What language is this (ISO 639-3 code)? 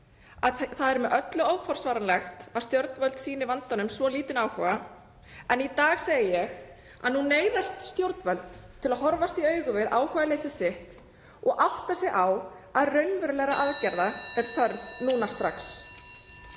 isl